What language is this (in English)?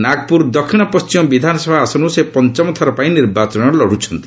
Odia